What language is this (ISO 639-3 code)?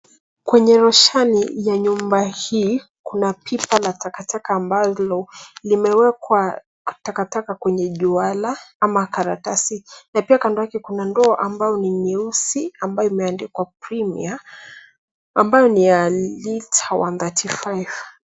swa